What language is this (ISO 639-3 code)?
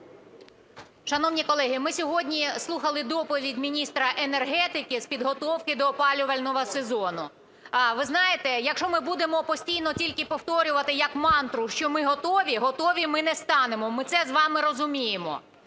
ukr